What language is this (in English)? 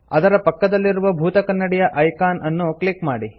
Kannada